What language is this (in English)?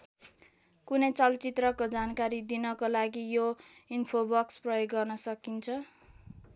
Nepali